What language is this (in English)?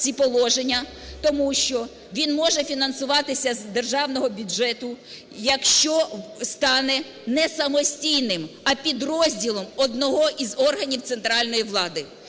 Ukrainian